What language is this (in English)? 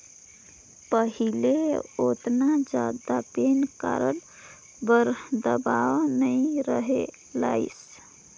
Chhattisgarhi